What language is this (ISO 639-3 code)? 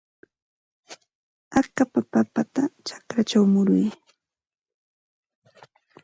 qxt